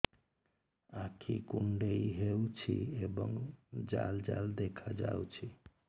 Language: Odia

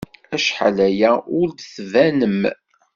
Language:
Kabyle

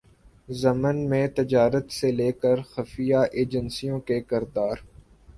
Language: Urdu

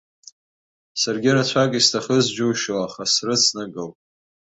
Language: Abkhazian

